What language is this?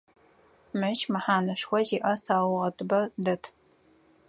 Adyghe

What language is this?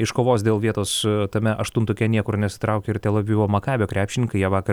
Lithuanian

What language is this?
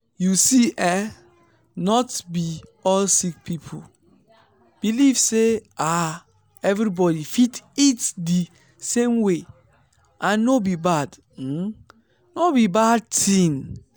Nigerian Pidgin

